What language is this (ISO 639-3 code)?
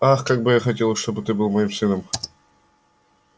rus